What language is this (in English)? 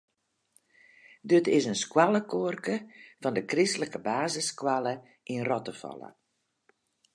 Western Frisian